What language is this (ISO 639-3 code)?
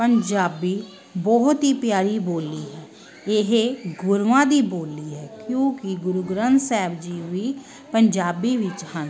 pan